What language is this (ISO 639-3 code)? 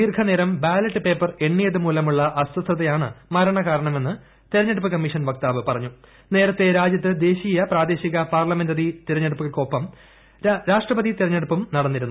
mal